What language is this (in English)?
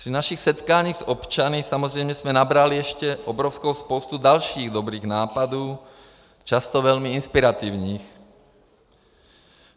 Czech